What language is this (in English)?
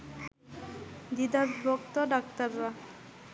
Bangla